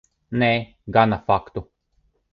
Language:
Latvian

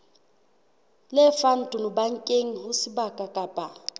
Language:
Southern Sotho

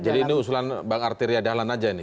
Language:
Indonesian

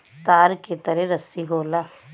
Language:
Bhojpuri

